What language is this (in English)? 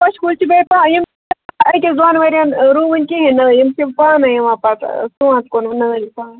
Kashmiri